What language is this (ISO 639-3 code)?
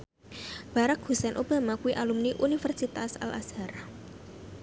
jav